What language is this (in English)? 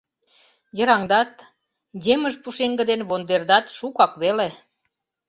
Mari